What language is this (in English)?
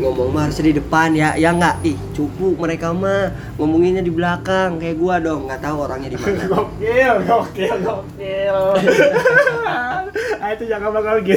Indonesian